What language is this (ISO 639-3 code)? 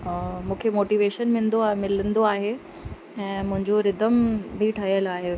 snd